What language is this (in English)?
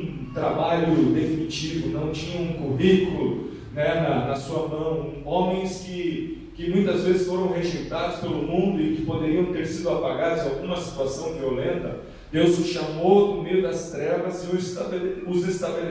Portuguese